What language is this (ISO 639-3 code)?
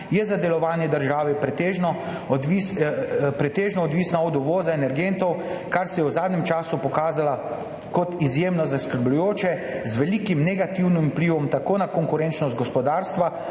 slv